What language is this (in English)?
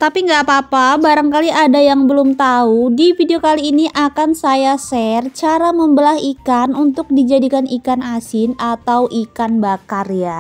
Indonesian